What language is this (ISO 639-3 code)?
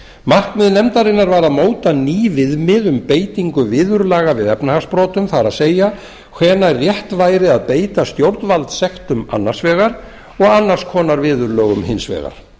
isl